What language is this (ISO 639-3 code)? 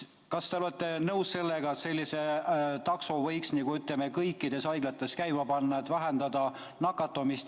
est